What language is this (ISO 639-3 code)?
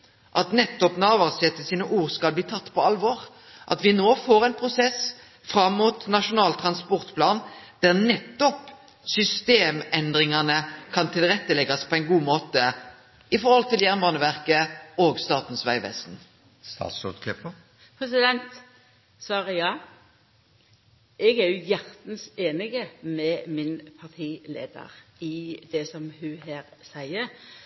nno